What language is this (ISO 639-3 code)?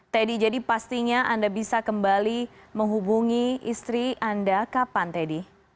ind